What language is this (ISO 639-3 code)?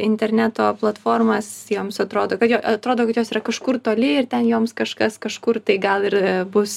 lit